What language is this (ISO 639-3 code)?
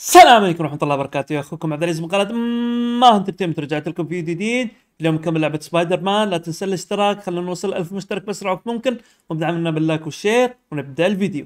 ara